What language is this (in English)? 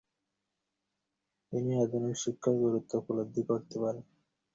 Bangla